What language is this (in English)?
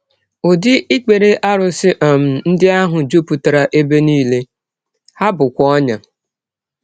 Igbo